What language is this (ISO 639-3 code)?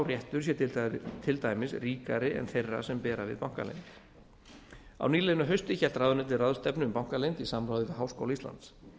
isl